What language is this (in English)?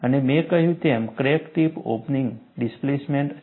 Gujarati